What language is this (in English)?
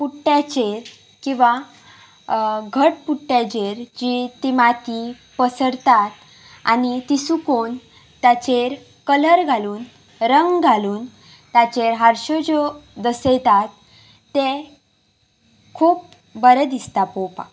Konkani